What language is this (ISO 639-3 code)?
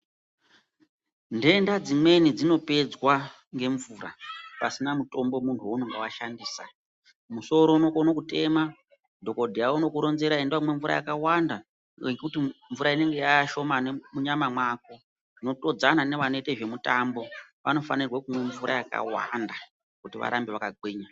ndc